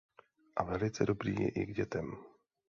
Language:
Czech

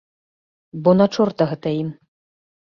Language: Belarusian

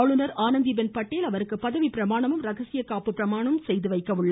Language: Tamil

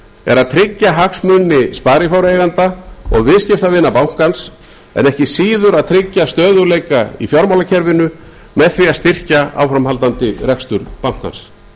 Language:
Icelandic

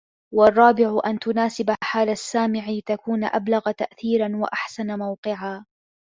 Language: Arabic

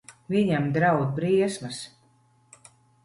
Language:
Latvian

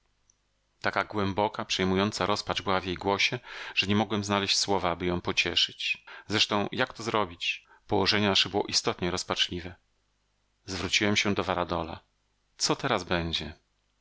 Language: Polish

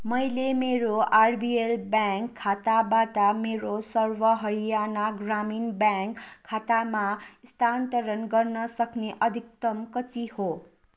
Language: Nepali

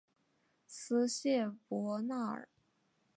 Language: Chinese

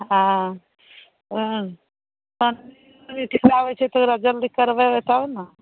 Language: Maithili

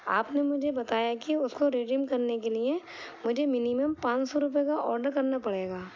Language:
Urdu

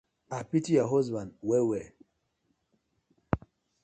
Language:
Nigerian Pidgin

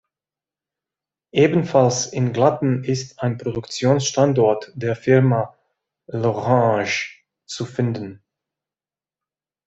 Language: German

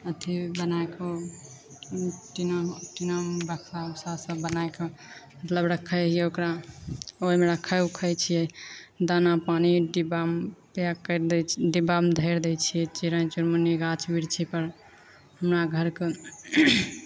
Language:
Maithili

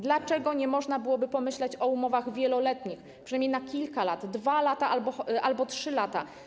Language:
Polish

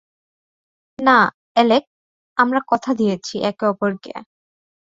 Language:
Bangla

